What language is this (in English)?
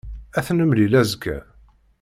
Kabyle